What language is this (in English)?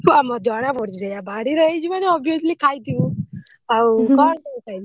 Odia